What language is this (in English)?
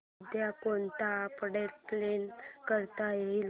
Marathi